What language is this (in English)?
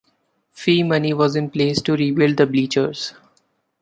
English